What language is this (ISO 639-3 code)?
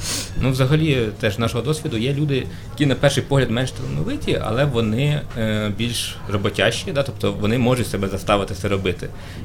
ukr